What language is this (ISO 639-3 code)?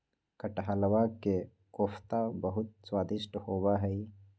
mag